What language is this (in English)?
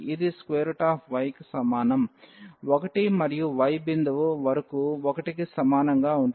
Telugu